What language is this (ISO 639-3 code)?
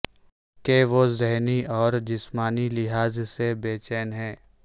urd